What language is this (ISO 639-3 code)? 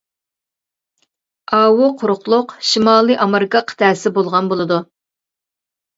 uig